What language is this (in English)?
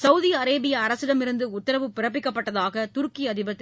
Tamil